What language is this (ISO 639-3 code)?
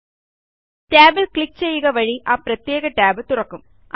mal